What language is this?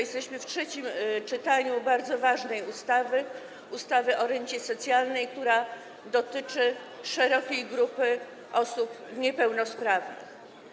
Polish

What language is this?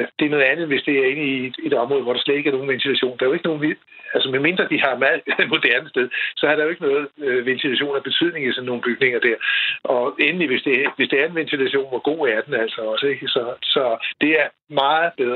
Danish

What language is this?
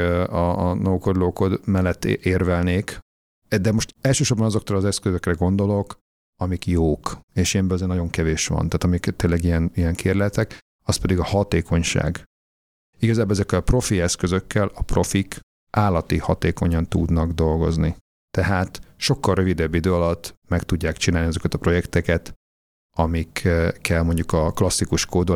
Hungarian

